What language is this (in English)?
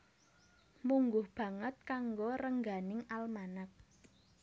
Javanese